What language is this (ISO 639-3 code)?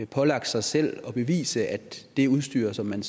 dan